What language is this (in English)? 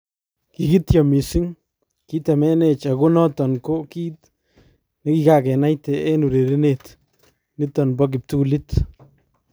Kalenjin